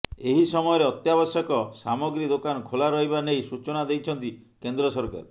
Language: Odia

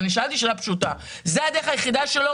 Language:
Hebrew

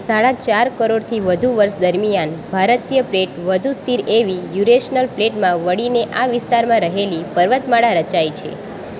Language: Gujarati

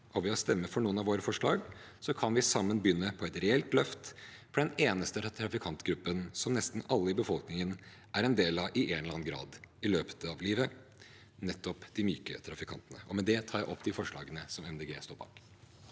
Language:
Norwegian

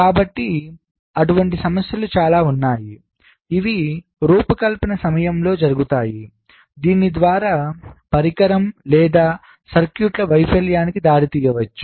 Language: Telugu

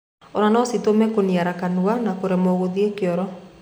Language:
Kikuyu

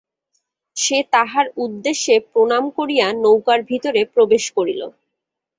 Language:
Bangla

